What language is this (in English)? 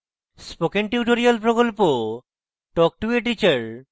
Bangla